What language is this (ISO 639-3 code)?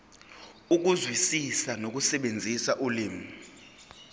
zul